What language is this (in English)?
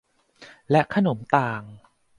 Thai